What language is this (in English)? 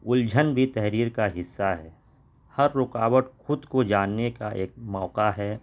Urdu